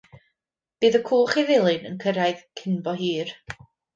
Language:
Welsh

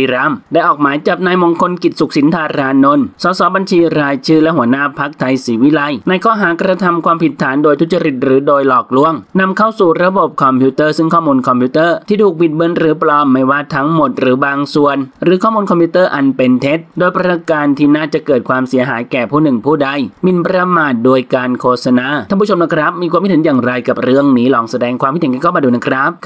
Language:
Thai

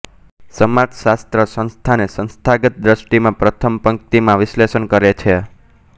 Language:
Gujarati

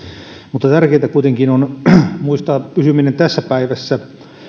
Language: Finnish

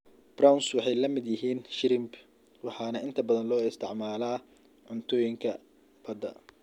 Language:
Somali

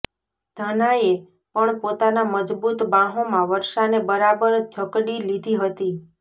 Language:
Gujarati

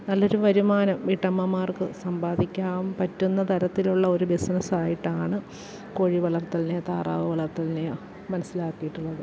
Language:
Malayalam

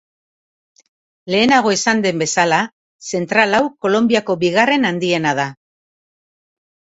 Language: Basque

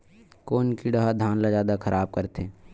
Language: Chhattisgarhi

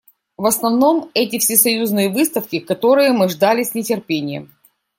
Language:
Russian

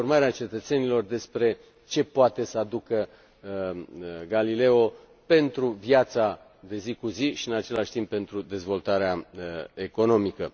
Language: Romanian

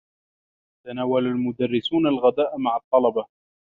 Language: Arabic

